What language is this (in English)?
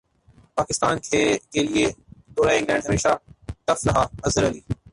Urdu